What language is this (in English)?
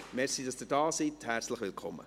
Swiss German